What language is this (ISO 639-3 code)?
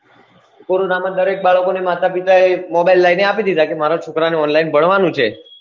guj